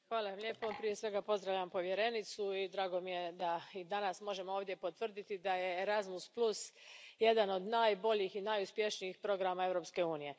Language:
Croatian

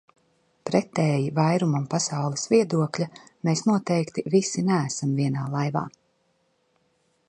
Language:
Latvian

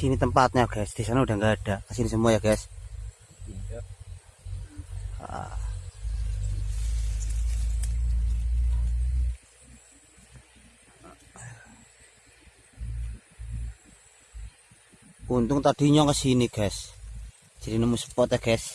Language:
Indonesian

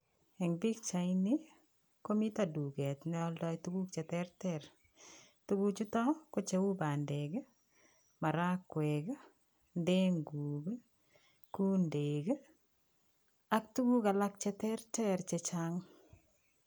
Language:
Kalenjin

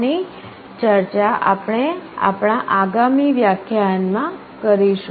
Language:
Gujarati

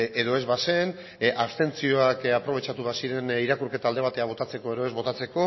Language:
Basque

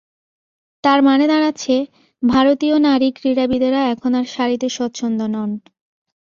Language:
Bangla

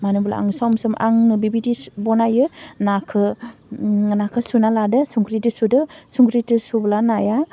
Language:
Bodo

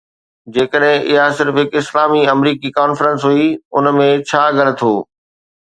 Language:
Sindhi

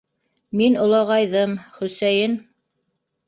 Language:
Bashkir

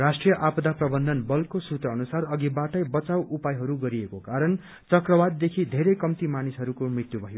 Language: Nepali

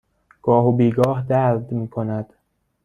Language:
Persian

